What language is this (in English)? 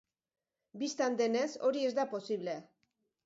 Basque